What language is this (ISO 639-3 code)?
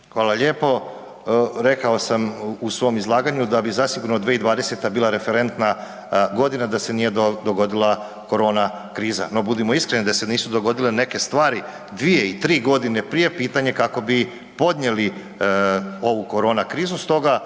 hrv